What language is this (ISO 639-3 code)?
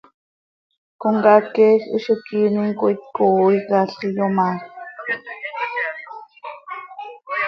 sei